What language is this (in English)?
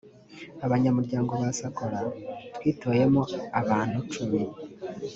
Kinyarwanda